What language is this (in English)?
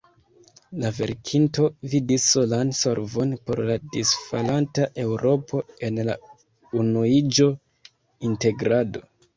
Esperanto